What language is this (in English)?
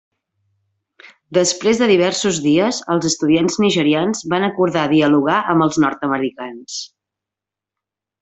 Catalan